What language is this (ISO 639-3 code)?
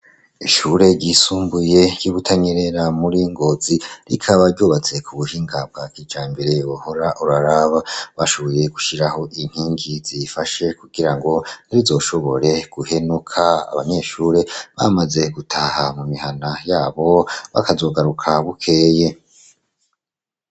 run